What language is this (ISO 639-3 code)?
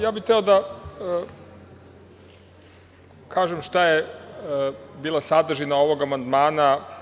srp